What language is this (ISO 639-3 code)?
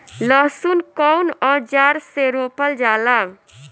bho